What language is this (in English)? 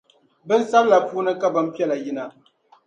Dagbani